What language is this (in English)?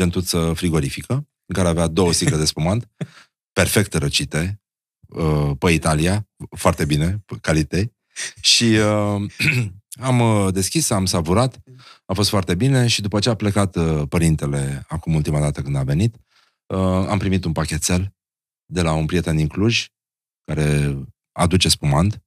Romanian